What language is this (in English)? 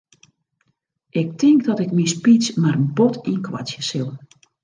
Western Frisian